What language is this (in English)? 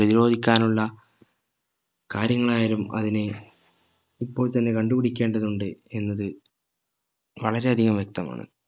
Malayalam